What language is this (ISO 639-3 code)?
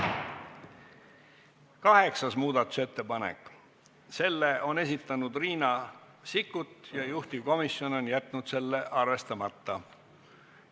est